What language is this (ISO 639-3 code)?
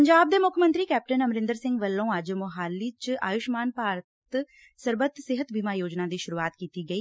pan